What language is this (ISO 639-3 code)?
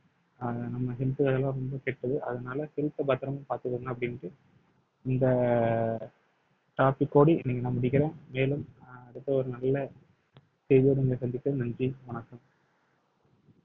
tam